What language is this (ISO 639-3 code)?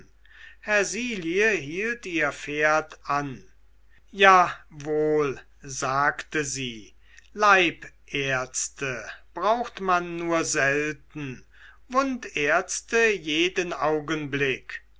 deu